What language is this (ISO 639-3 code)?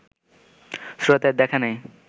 ben